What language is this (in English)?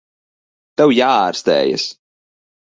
Latvian